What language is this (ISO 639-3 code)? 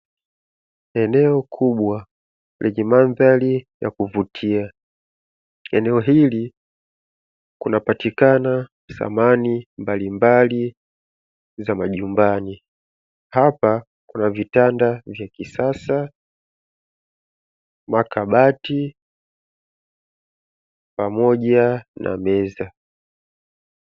swa